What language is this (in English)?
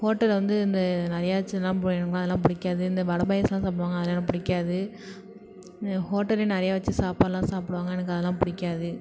Tamil